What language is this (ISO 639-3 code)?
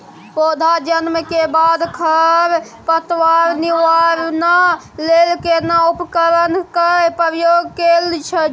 mai